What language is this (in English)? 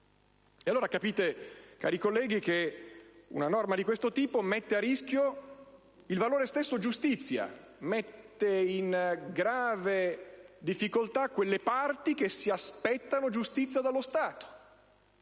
Italian